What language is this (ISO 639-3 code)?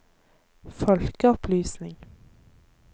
nor